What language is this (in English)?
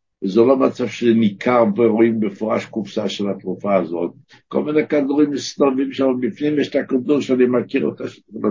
Hebrew